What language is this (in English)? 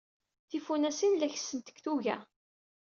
Kabyle